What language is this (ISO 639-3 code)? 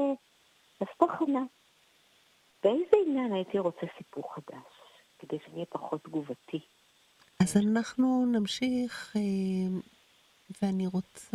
heb